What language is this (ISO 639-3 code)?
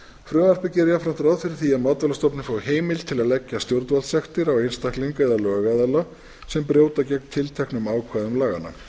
isl